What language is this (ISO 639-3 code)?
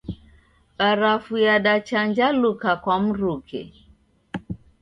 dav